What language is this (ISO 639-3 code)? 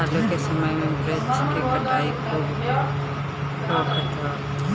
bho